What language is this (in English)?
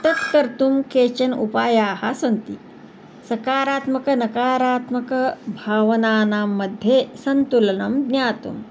Sanskrit